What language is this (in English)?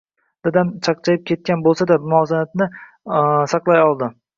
Uzbek